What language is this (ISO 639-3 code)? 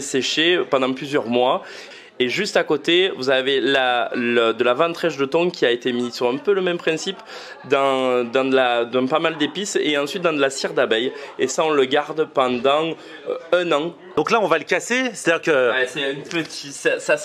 fra